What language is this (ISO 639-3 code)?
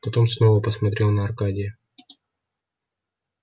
rus